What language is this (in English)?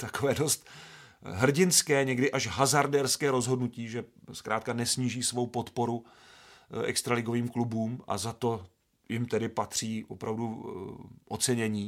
Czech